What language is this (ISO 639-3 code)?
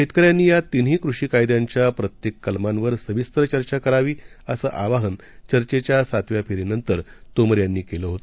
mar